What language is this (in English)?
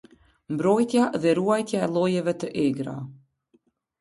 Albanian